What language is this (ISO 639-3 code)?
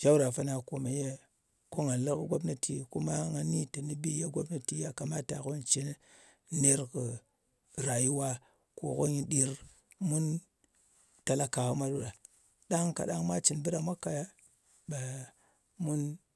anc